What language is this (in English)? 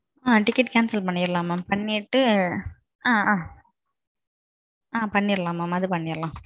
Tamil